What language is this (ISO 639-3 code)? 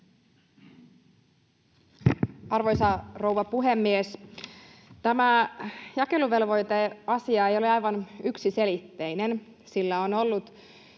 fin